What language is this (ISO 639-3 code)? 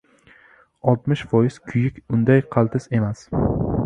uzb